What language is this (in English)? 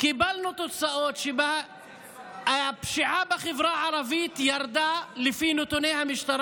Hebrew